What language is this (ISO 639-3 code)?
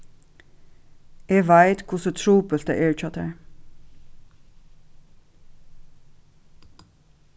fao